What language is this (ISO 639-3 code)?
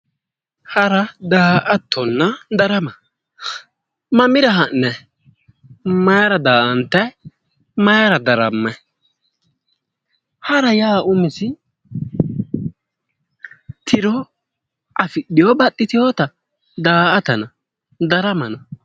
sid